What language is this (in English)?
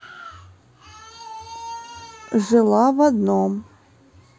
Russian